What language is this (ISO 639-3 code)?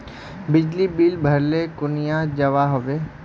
mag